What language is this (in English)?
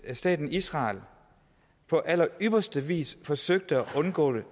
Danish